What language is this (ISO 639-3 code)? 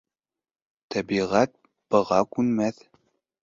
bak